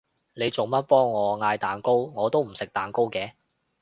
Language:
Cantonese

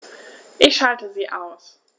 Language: German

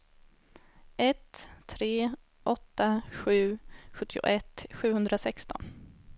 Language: Swedish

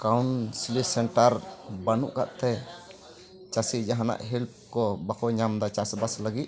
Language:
Santali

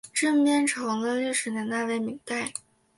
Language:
Chinese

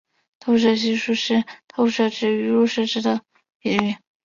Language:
Chinese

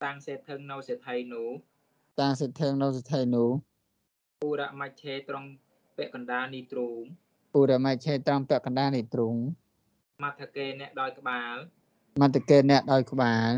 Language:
Thai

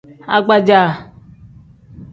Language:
Tem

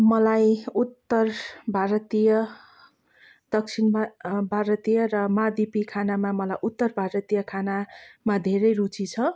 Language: Nepali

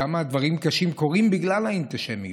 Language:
Hebrew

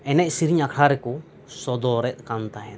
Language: Santali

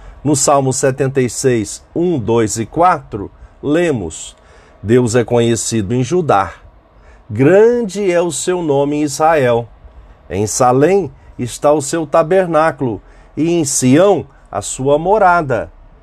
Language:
Portuguese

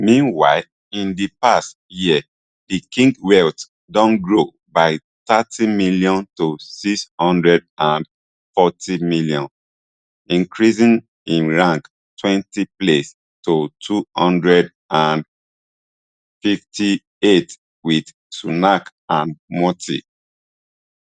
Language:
Nigerian Pidgin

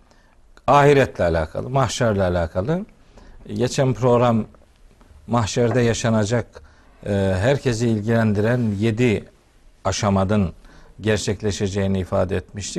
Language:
Turkish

